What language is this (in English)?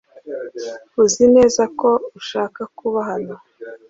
Kinyarwanda